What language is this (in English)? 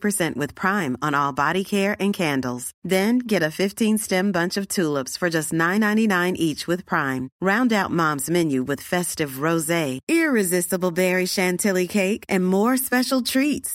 Swedish